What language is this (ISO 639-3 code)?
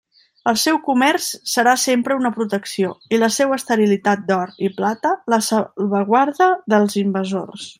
cat